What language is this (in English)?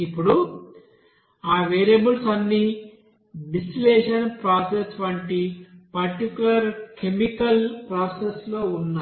Telugu